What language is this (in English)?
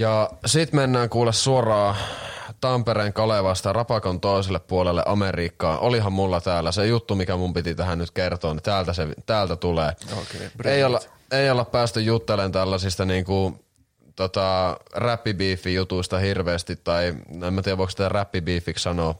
Finnish